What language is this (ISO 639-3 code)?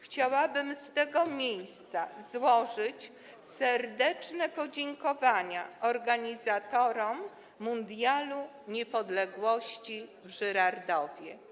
pol